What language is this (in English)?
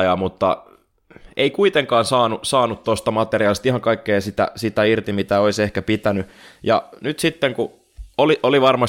Finnish